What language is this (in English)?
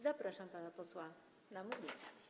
Polish